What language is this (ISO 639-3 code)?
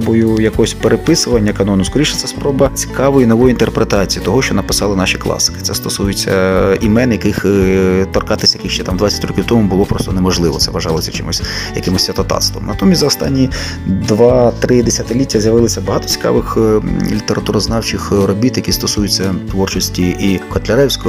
ukr